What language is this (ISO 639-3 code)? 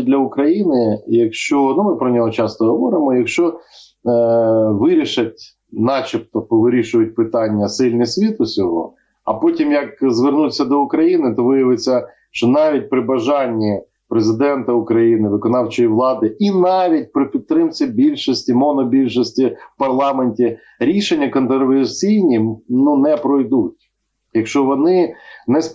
ukr